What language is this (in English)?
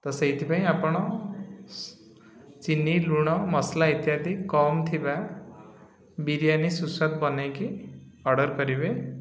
Odia